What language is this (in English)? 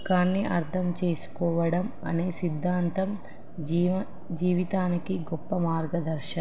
Telugu